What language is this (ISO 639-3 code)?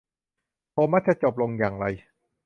tha